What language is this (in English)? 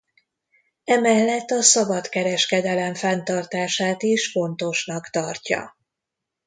Hungarian